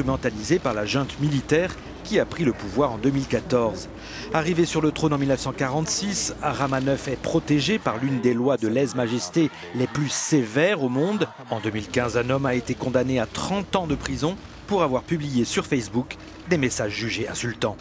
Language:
French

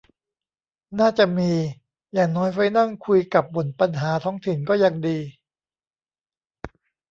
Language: Thai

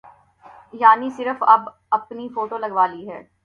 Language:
Urdu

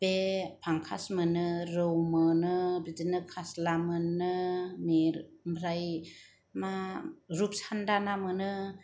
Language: Bodo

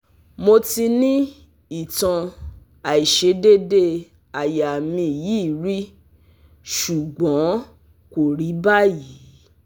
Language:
Yoruba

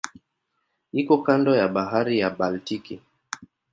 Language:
Swahili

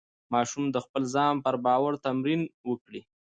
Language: Pashto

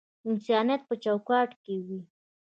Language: Pashto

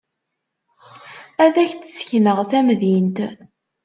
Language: Kabyle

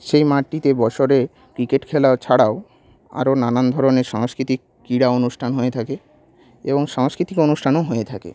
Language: Bangla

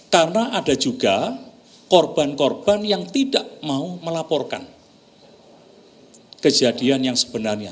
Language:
Indonesian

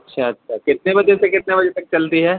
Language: Urdu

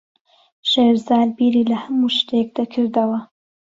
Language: Central Kurdish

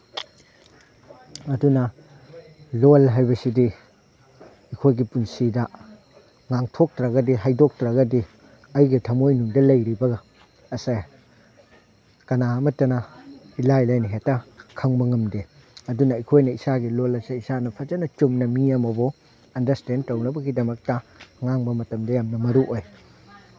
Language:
Manipuri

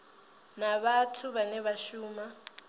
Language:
Venda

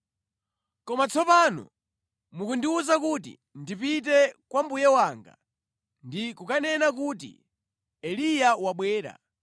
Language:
Nyanja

